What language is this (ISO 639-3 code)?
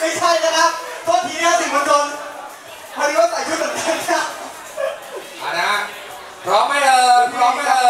tha